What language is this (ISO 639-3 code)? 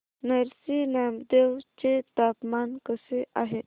mar